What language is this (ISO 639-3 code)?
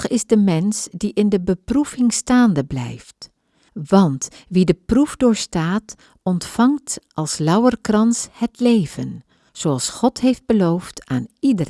nld